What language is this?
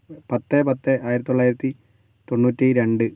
Malayalam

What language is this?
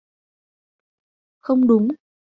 Vietnamese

